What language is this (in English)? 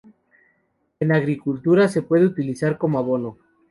Spanish